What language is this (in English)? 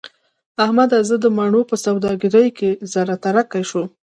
Pashto